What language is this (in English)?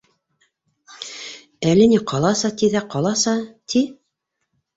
Bashkir